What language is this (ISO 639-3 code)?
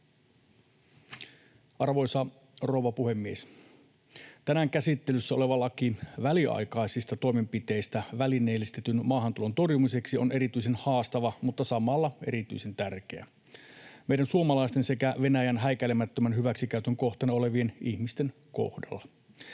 fin